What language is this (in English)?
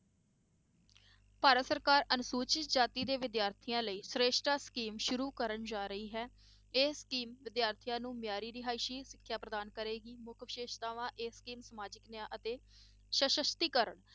Punjabi